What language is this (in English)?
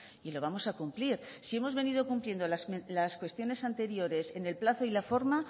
Spanish